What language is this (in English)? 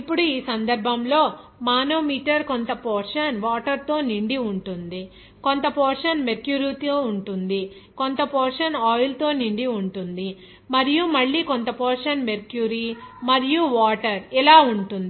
Telugu